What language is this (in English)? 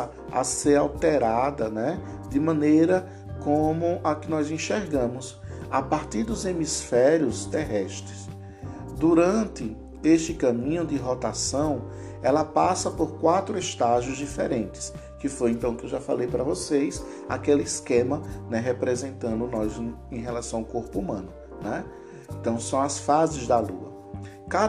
Portuguese